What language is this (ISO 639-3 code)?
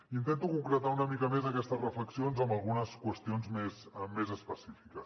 cat